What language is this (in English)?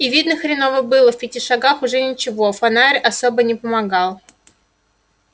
Russian